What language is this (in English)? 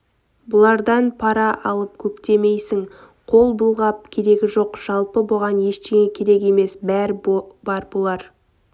Kazakh